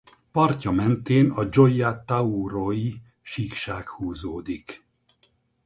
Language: Hungarian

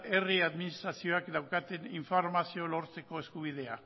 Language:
Basque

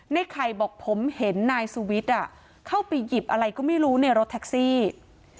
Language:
Thai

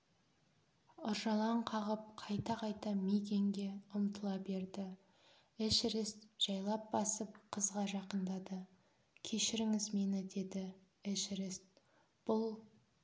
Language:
Kazakh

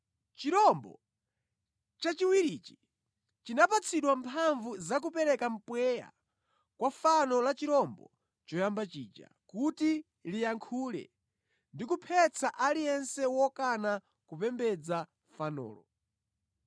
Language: Nyanja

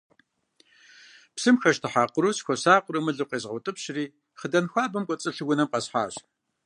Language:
Kabardian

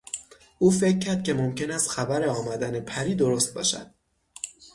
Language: Persian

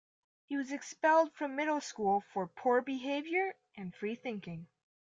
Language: English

